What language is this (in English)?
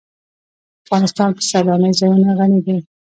Pashto